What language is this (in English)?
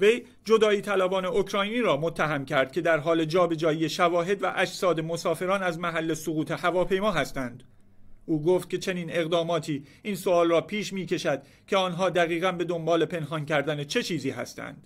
Persian